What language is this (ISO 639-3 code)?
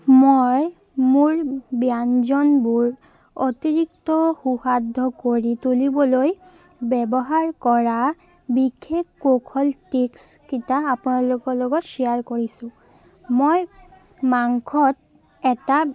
asm